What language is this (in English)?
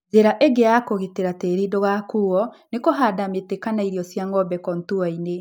Kikuyu